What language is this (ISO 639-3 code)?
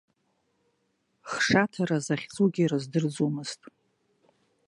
abk